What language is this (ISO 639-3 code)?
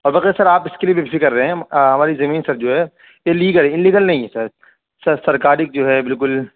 urd